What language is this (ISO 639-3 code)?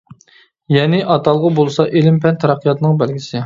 uig